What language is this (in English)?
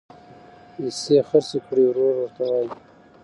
Pashto